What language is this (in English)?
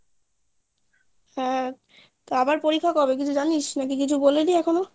Bangla